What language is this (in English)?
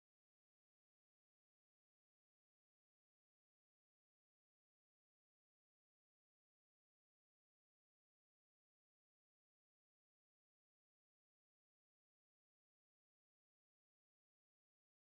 English